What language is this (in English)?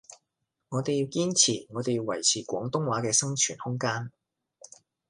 Cantonese